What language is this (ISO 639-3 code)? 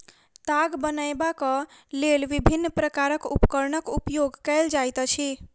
mai